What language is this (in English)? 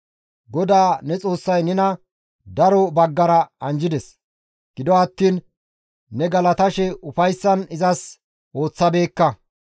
Gamo